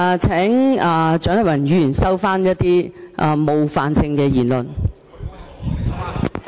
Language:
Cantonese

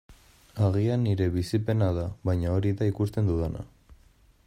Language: Basque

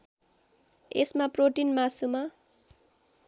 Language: Nepali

